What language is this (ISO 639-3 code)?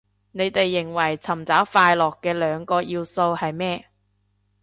yue